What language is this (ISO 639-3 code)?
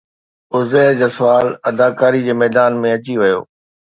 snd